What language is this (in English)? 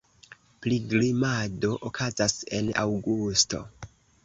Esperanto